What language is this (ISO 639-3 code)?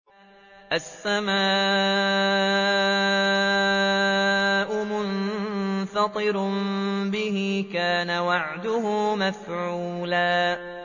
ara